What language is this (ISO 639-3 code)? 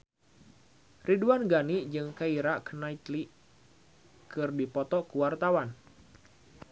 sun